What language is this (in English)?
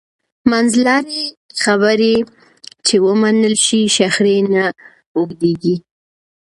Pashto